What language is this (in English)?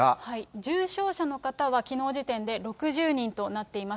Japanese